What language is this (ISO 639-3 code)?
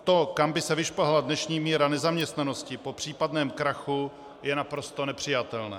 ces